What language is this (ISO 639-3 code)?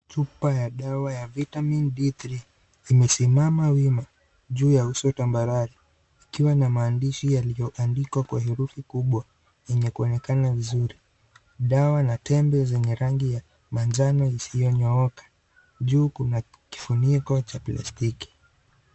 swa